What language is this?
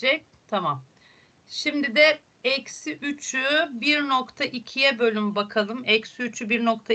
Turkish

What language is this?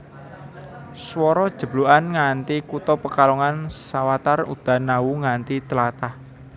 Javanese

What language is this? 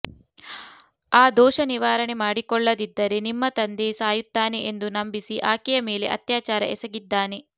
Kannada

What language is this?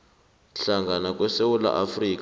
South Ndebele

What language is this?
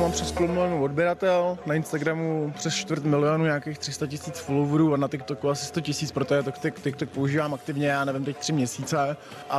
Czech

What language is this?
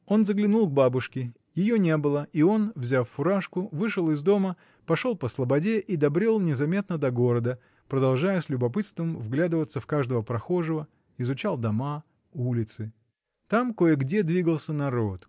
Russian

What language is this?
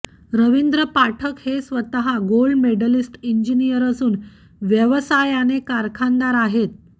Marathi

